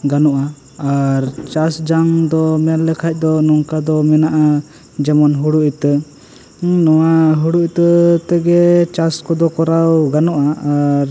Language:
Santali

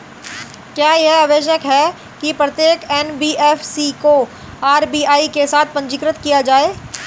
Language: Hindi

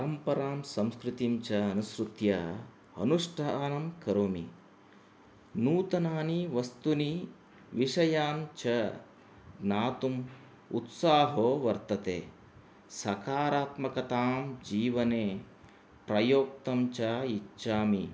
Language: Sanskrit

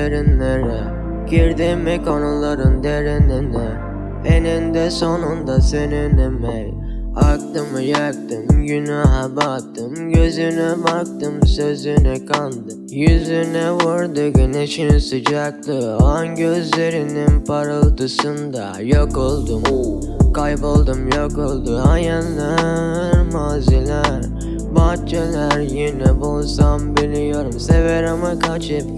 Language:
Turkish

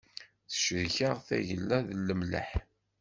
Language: Kabyle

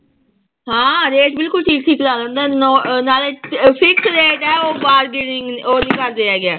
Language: Punjabi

